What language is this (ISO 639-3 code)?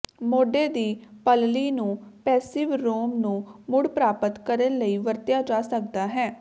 pan